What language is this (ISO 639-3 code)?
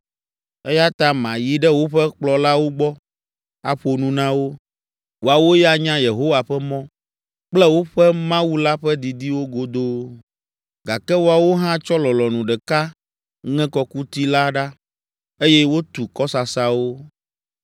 ewe